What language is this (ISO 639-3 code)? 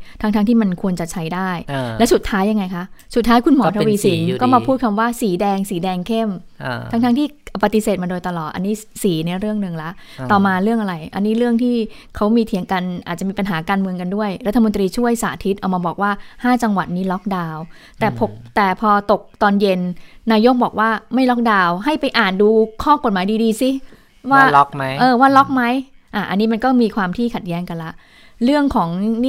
tha